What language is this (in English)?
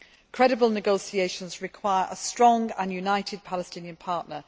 English